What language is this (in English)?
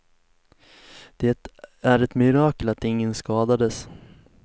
Swedish